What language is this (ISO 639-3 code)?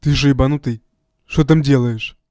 rus